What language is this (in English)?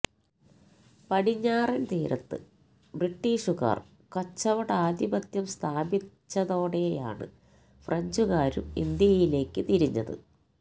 Malayalam